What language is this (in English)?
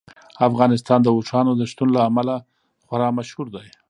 Pashto